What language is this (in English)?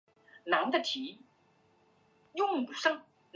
Chinese